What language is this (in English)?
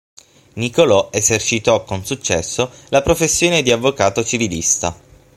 Italian